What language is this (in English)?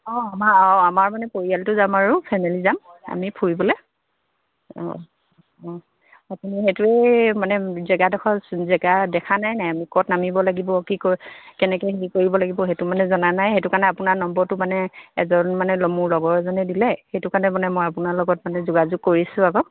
Assamese